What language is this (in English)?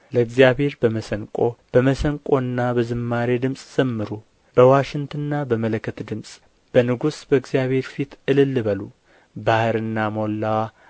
Amharic